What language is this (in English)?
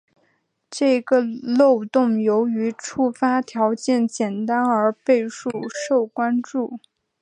Chinese